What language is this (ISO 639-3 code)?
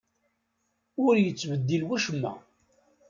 kab